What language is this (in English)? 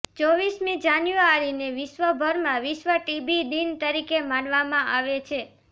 Gujarati